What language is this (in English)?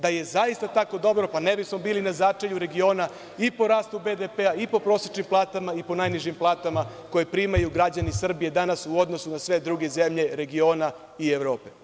Serbian